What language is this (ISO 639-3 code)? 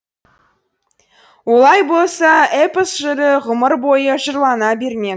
kaz